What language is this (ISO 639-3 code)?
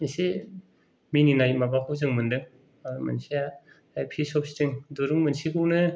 brx